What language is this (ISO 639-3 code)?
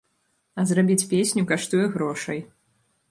bel